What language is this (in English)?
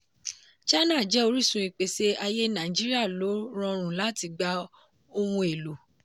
Yoruba